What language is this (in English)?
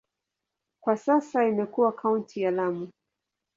Swahili